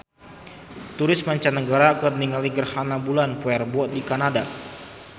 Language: Sundanese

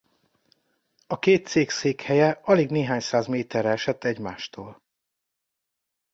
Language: Hungarian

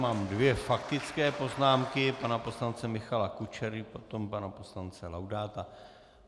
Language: Czech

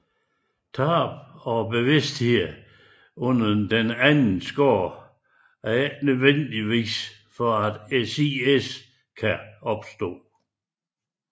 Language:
Danish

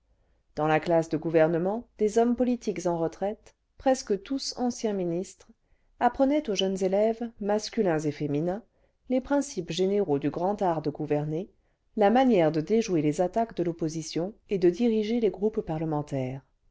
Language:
French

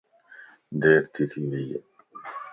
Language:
Lasi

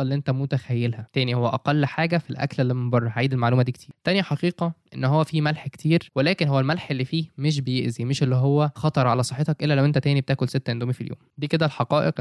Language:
Arabic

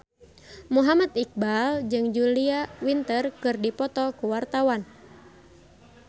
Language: Sundanese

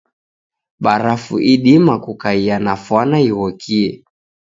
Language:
Taita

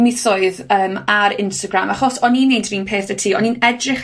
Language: Welsh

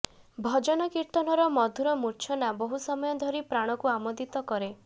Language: Odia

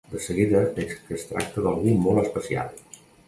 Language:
Catalan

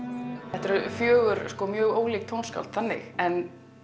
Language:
Icelandic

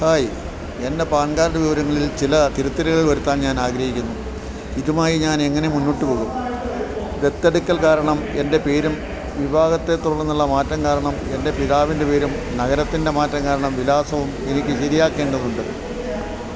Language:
Malayalam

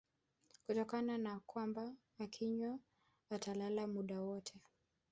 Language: Swahili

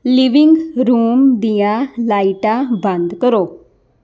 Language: Punjabi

